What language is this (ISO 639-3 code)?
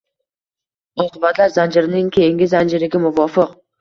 uzb